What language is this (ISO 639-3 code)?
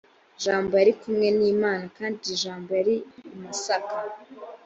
kin